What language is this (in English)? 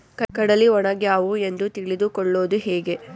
Kannada